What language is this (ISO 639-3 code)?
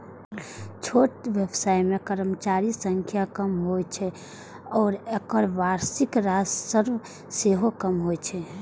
mai